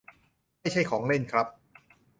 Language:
Thai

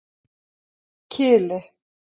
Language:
Icelandic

